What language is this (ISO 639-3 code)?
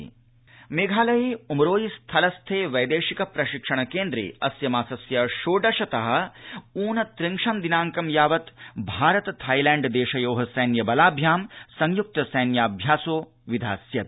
san